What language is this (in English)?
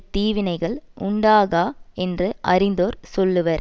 Tamil